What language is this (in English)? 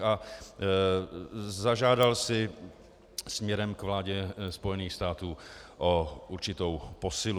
Czech